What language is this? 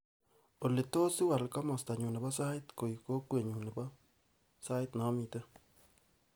Kalenjin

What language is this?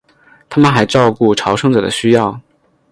Chinese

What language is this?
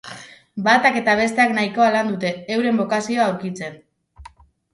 Basque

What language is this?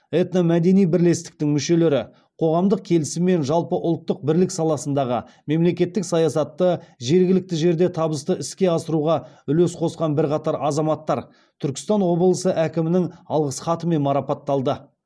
Kazakh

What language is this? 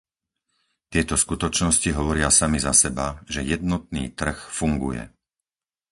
Slovak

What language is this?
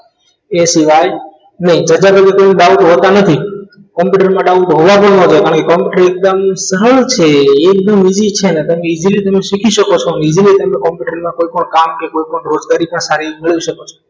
Gujarati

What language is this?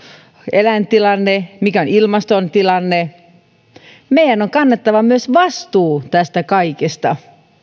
Finnish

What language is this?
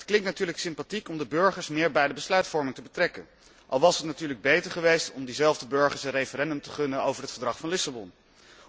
Dutch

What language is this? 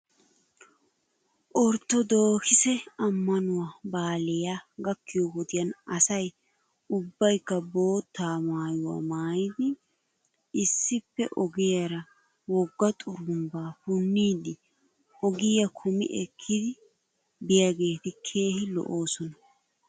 Wolaytta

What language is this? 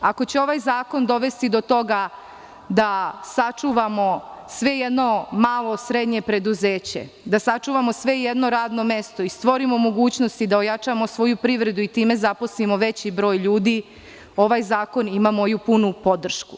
Serbian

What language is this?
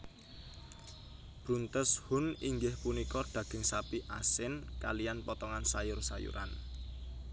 Javanese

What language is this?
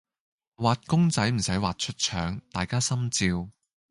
Cantonese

